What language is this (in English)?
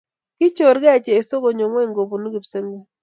Kalenjin